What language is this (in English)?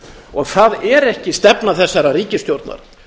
Icelandic